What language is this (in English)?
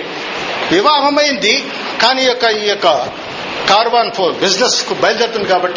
Telugu